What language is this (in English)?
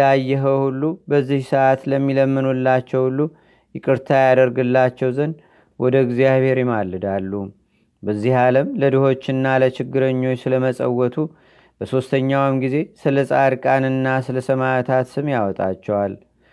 Amharic